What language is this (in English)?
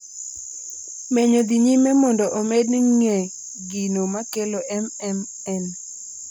Luo (Kenya and Tanzania)